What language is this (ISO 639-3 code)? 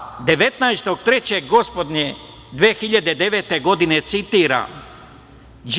srp